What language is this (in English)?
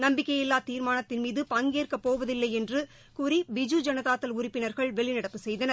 Tamil